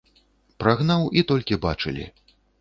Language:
Belarusian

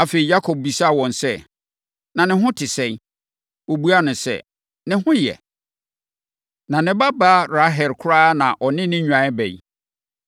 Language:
Akan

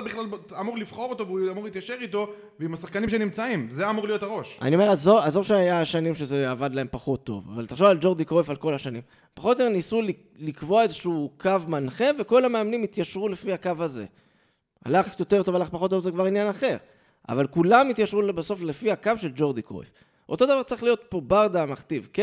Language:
Hebrew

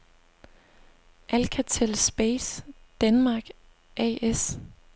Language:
Danish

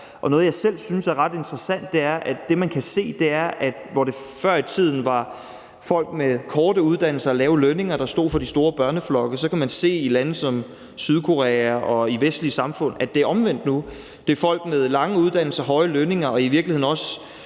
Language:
Danish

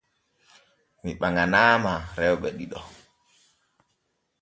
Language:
Borgu Fulfulde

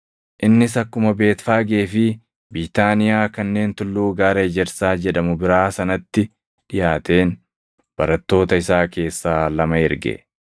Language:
Oromo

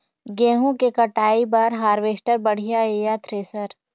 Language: Chhattisgarhi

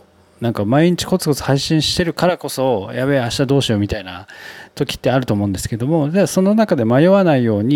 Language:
Japanese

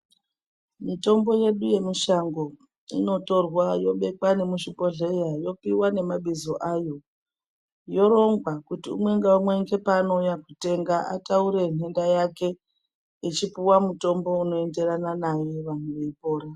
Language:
Ndau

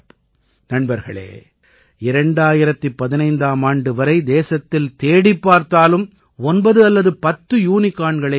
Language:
Tamil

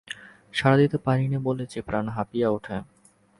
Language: Bangla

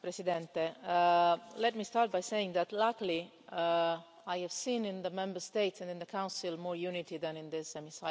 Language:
English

